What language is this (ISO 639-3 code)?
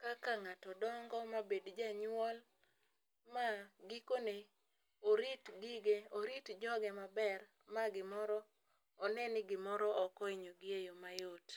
luo